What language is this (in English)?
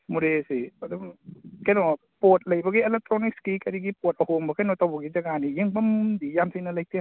Manipuri